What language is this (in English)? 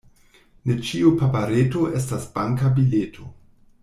Esperanto